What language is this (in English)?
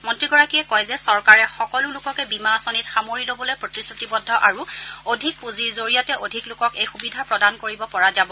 Assamese